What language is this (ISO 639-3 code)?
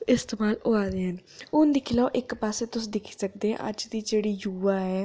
doi